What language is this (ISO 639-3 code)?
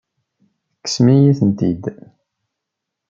kab